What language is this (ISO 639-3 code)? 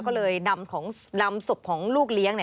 tha